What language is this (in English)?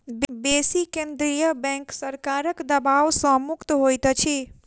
Maithili